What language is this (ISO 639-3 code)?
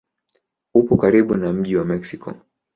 swa